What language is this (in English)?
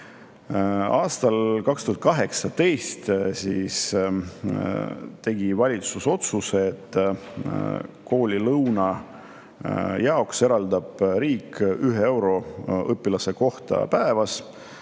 Estonian